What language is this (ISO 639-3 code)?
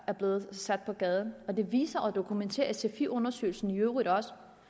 dan